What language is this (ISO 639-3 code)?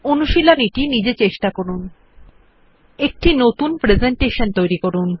ben